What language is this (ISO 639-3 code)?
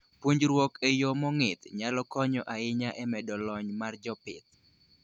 luo